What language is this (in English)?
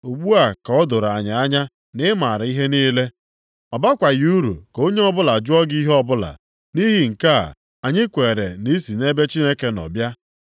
Igbo